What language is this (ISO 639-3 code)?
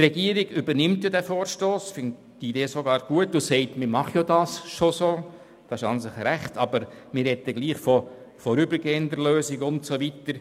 gsw